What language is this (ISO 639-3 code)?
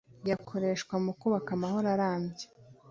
kin